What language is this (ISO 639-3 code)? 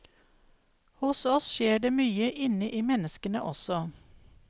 nor